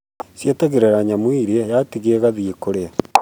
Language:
Kikuyu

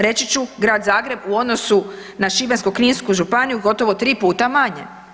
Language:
Croatian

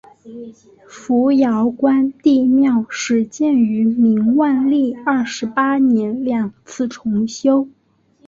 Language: Chinese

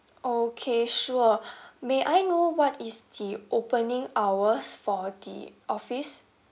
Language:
English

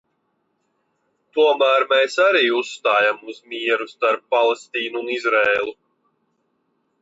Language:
Latvian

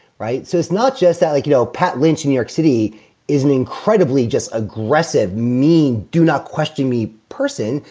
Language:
English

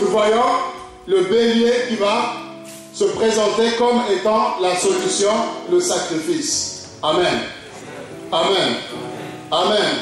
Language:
French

